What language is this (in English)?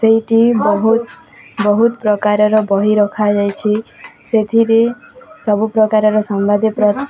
Odia